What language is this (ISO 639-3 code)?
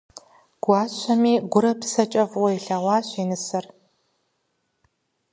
kbd